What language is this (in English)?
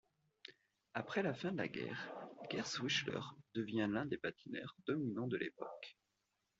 French